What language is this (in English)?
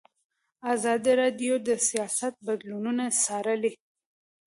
Pashto